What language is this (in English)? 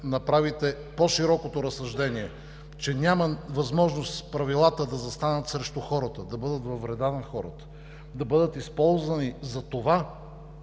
Bulgarian